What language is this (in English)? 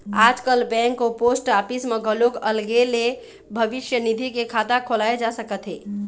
Chhattisgarhi